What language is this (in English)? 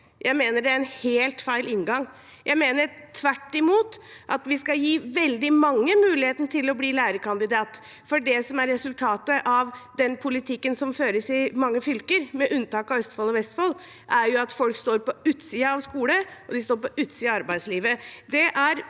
Norwegian